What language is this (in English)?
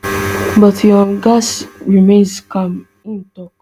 Nigerian Pidgin